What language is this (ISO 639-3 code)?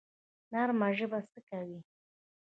pus